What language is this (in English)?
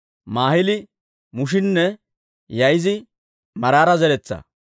Dawro